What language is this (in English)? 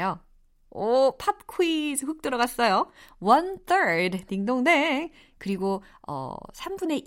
Korean